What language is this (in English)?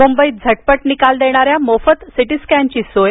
Marathi